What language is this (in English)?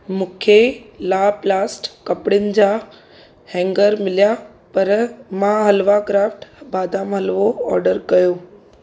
Sindhi